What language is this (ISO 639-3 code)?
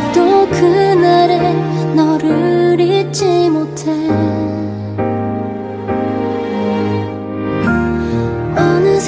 kor